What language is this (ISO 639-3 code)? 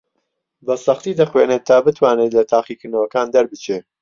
ckb